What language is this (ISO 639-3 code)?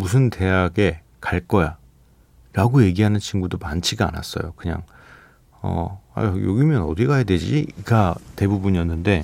kor